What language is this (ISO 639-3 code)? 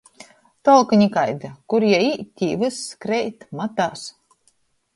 ltg